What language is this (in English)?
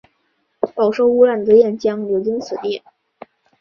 Chinese